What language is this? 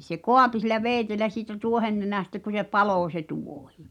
Finnish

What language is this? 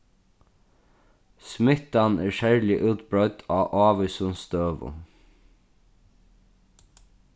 Faroese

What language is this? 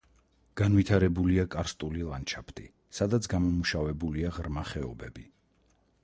Georgian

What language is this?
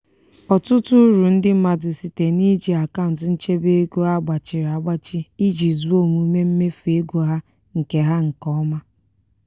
Igbo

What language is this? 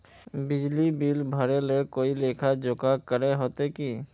Magahi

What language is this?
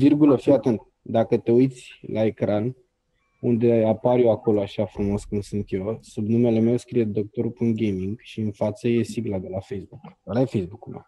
Romanian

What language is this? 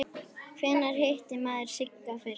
Icelandic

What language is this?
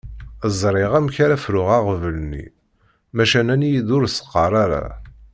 Kabyle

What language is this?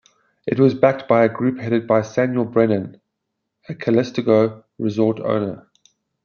English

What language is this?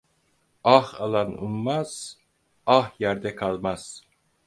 Turkish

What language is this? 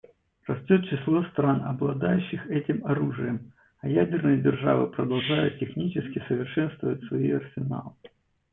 Russian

